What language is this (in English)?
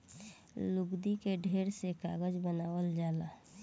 Bhojpuri